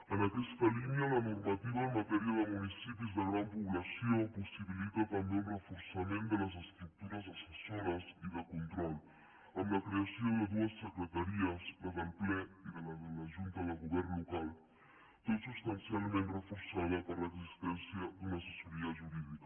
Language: Catalan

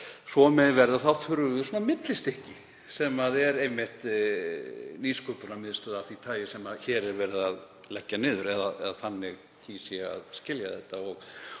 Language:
Icelandic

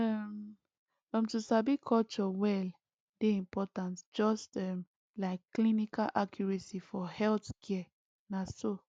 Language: Nigerian Pidgin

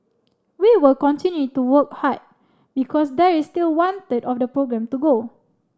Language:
English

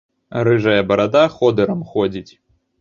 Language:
Belarusian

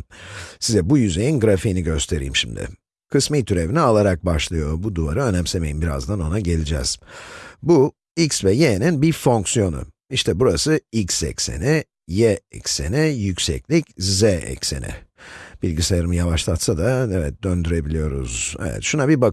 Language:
Turkish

